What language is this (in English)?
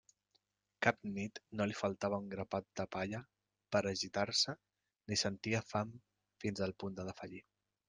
Catalan